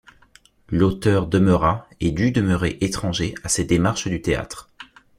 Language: French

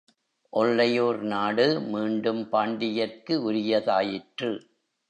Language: Tamil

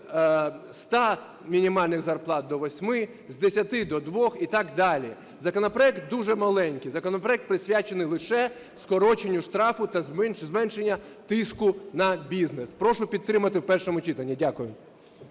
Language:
Ukrainian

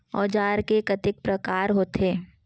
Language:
Chhattisgarhi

